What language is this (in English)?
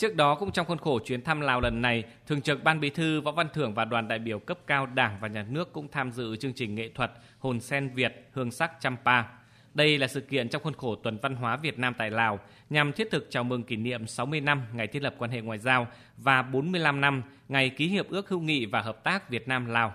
Vietnamese